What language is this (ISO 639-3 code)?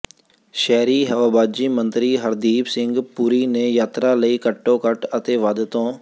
pan